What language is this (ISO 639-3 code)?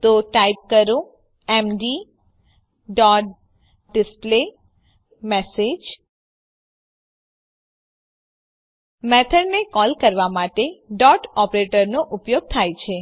guj